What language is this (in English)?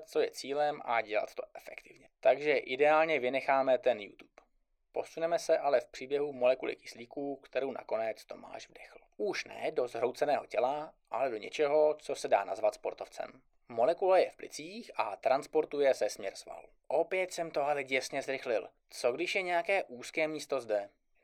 Czech